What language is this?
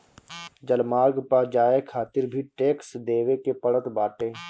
Bhojpuri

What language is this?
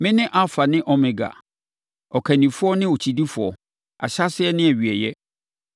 Akan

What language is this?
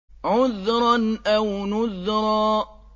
Arabic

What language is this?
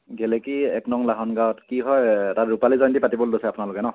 Assamese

